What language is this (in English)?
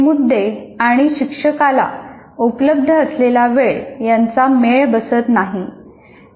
Marathi